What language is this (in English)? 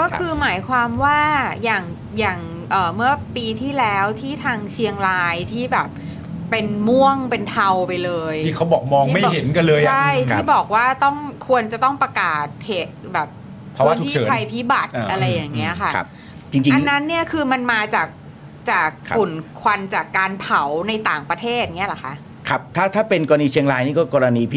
Thai